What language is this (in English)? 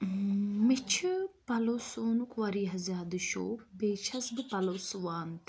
Kashmiri